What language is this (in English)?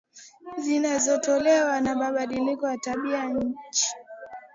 Swahili